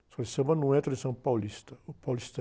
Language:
Portuguese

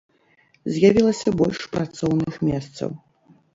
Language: Belarusian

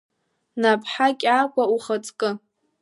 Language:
Abkhazian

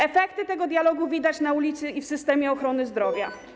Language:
Polish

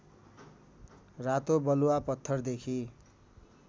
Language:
Nepali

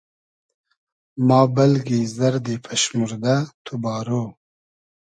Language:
Hazaragi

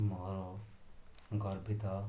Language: Odia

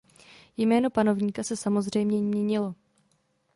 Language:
Czech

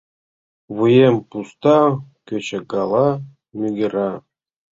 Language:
Mari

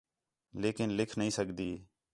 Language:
Khetrani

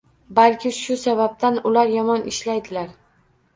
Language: Uzbek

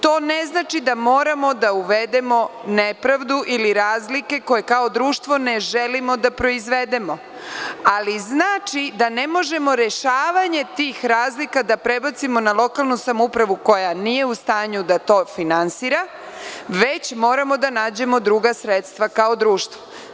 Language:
Serbian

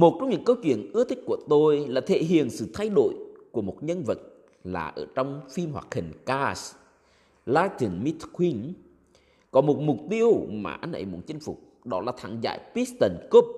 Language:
Vietnamese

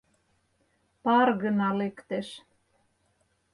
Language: Mari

